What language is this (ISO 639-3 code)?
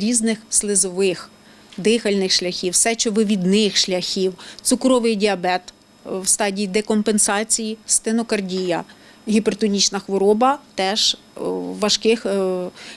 ukr